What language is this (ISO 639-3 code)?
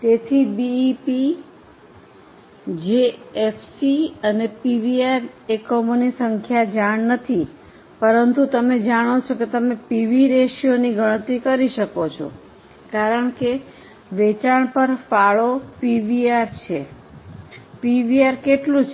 guj